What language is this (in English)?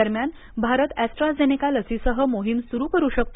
Marathi